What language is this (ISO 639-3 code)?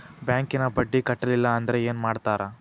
kan